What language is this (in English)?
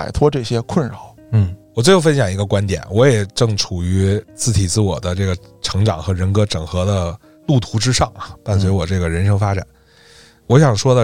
Chinese